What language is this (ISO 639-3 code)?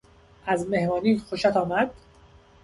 fas